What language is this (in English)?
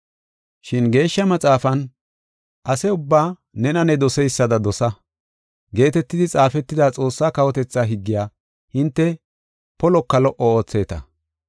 Gofa